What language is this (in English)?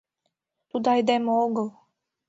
Mari